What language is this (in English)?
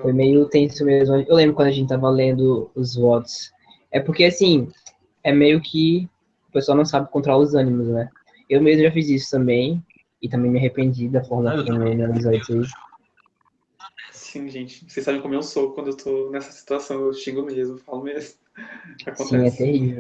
Portuguese